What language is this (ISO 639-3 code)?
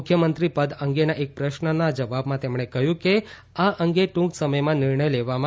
guj